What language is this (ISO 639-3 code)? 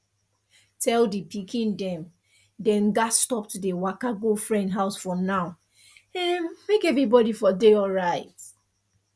pcm